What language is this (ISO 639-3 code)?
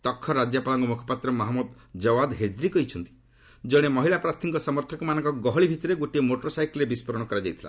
ori